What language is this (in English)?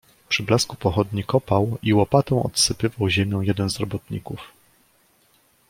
Polish